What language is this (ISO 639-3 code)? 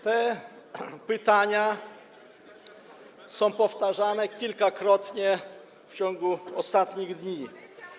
pol